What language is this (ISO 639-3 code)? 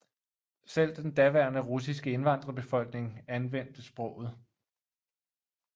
dan